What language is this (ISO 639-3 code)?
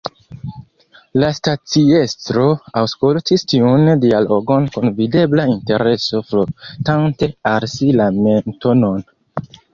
epo